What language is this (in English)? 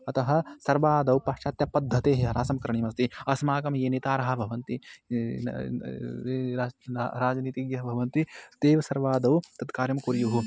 Sanskrit